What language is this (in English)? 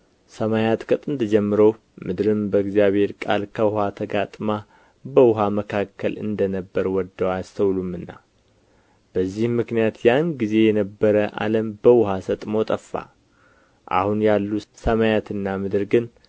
Amharic